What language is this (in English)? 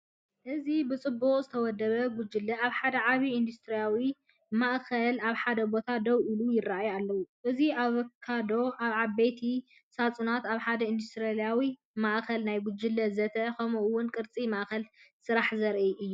Tigrinya